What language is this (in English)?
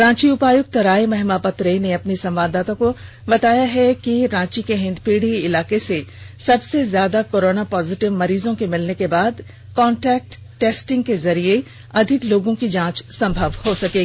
Hindi